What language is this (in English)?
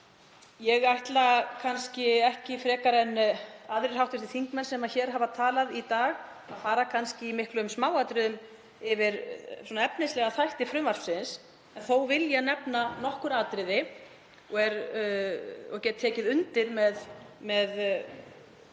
Icelandic